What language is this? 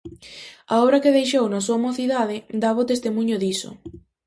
Galician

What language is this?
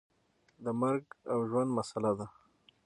Pashto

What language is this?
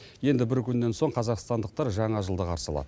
Kazakh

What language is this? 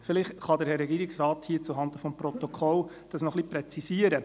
Swiss German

